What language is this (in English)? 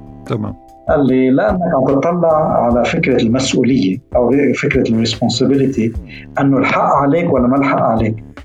Arabic